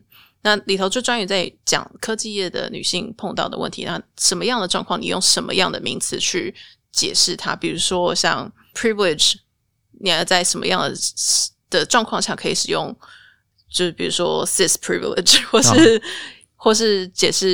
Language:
Chinese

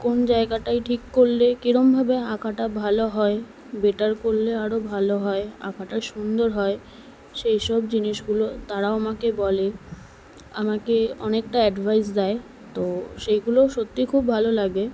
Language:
Bangla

